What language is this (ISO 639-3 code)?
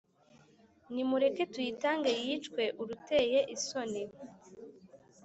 kin